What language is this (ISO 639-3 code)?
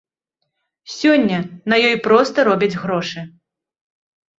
bel